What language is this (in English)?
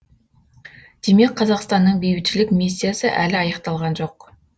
Kazakh